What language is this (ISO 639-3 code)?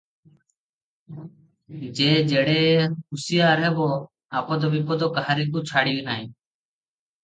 ori